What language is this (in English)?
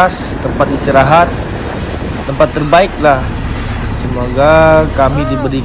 Indonesian